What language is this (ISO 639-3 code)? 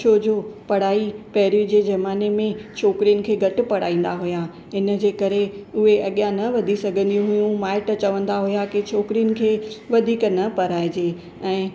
snd